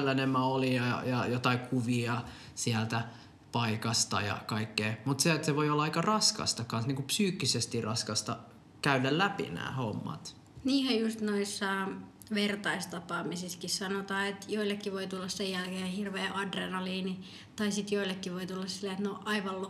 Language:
Finnish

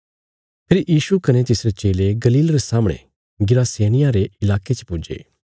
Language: Bilaspuri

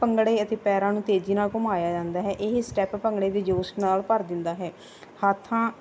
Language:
Punjabi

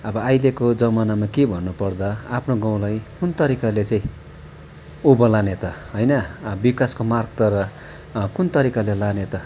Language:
Nepali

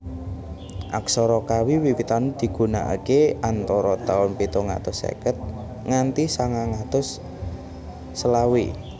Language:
Javanese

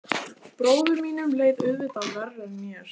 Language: Icelandic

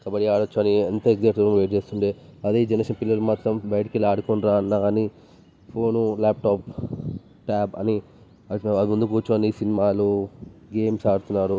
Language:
Telugu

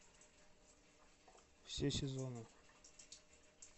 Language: Russian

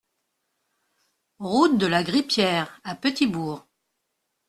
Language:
French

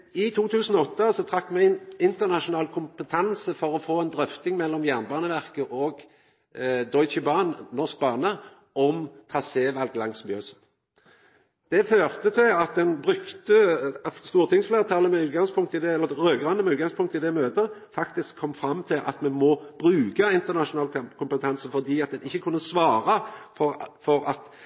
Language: Norwegian Nynorsk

